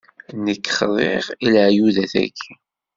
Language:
Kabyle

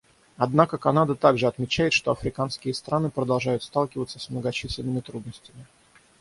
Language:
Russian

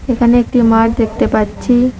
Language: Bangla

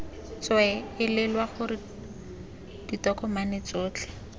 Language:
Tswana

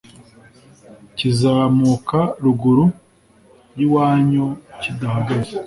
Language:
Kinyarwanda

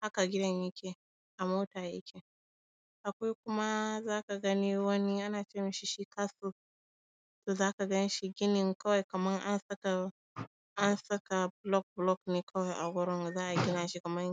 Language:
Hausa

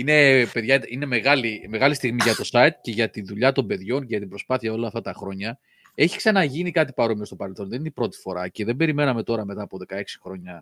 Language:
Greek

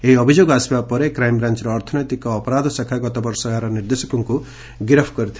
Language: Odia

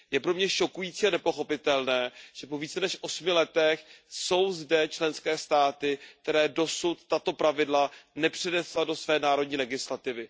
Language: Czech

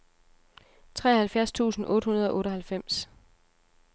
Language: Danish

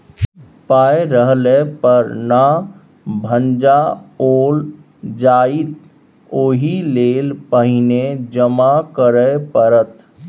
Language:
Maithili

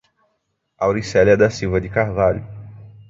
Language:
Portuguese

